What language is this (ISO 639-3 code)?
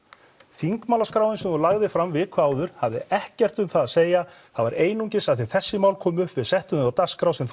isl